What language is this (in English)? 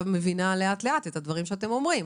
Hebrew